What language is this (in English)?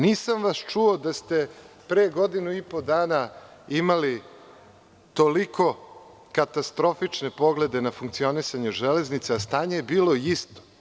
Serbian